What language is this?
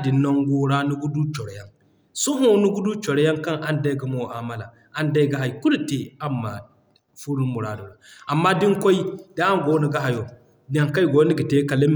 Zarma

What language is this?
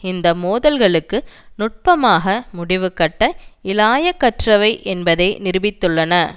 Tamil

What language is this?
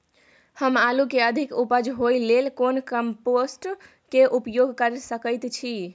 Maithili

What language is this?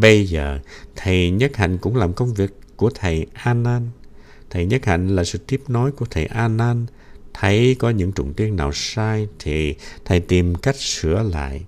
Vietnamese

